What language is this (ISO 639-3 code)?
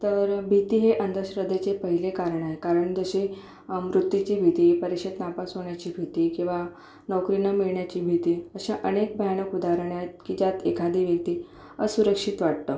mar